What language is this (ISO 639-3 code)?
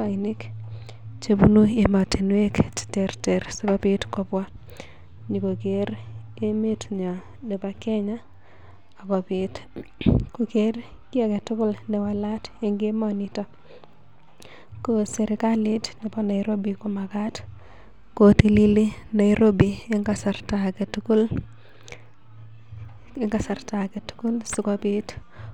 kln